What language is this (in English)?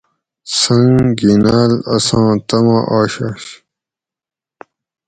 Gawri